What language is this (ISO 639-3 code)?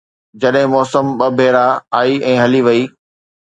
snd